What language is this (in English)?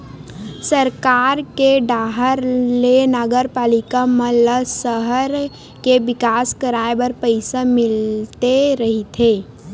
Chhattisgarhi